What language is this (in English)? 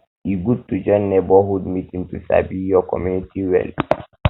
Nigerian Pidgin